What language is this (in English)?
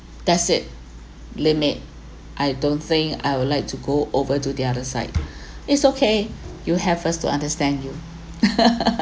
English